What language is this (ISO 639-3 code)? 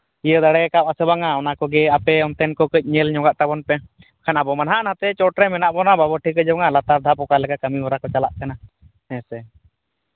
sat